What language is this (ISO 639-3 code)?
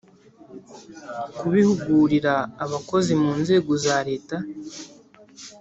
kin